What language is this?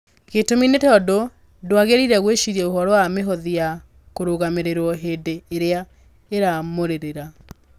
Kikuyu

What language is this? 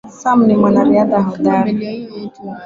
Swahili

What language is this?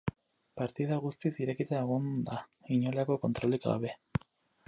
Basque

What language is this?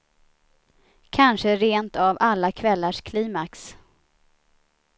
Swedish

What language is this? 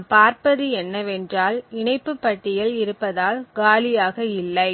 Tamil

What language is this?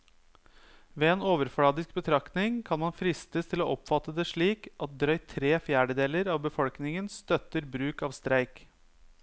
Norwegian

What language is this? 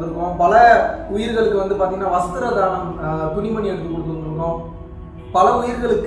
Tamil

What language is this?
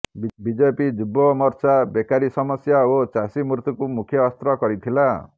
Odia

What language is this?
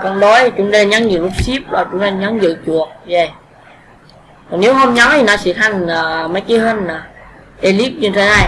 Vietnamese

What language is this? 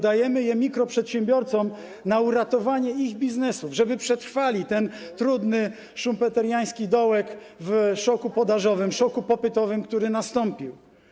Polish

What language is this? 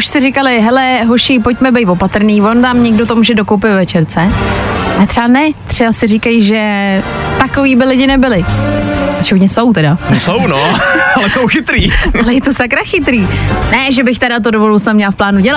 Czech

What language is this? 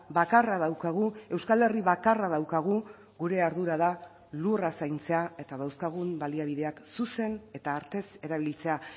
Basque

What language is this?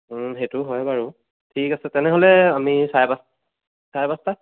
Assamese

